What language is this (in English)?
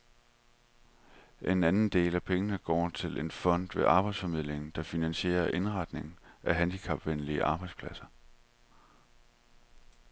Danish